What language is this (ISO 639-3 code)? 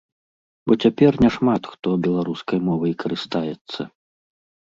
bel